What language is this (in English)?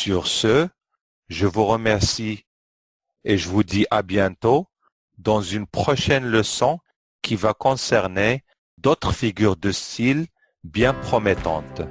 French